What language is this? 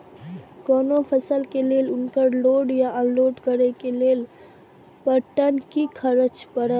Maithili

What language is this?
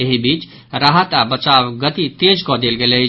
Maithili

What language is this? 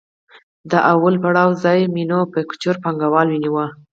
Pashto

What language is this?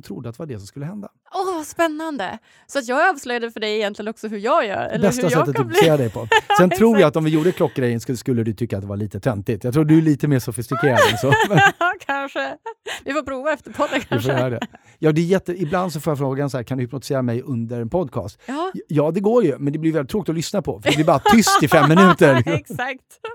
Swedish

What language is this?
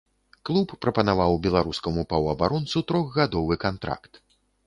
Belarusian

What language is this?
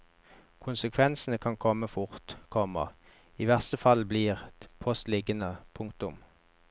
Norwegian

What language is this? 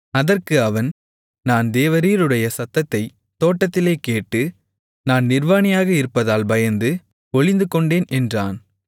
Tamil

